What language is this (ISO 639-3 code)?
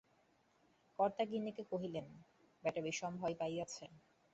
ben